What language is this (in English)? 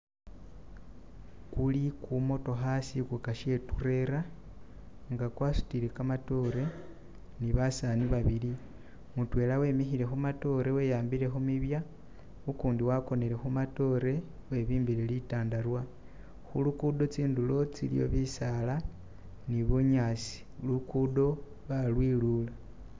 Masaaba